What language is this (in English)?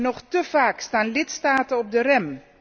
Dutch